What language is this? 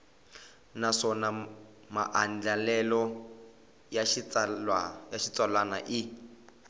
Tsonga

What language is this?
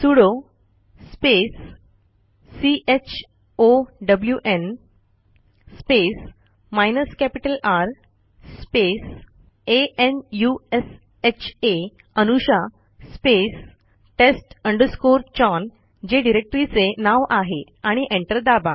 Marathi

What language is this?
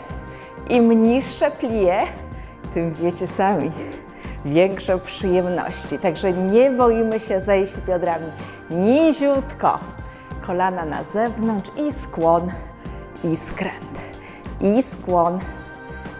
Polish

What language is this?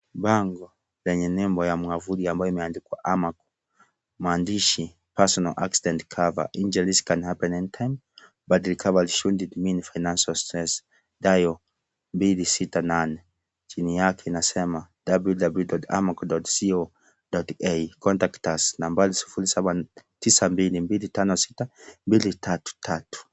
Swahili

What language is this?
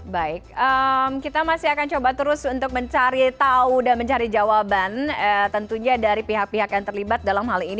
Indonesian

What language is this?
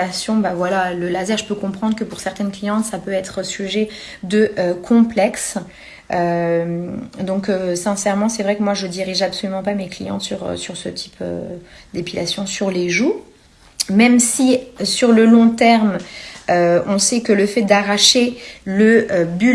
French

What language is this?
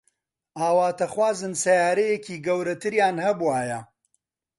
Central Kurdish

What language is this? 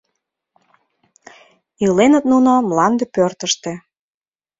Mari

